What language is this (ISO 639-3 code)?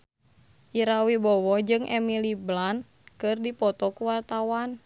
sun